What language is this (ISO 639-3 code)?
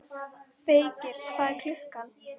isl